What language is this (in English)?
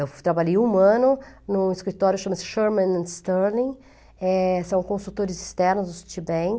Portuguese